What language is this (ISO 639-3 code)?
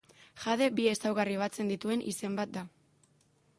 eus